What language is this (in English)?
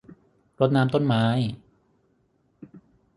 Thai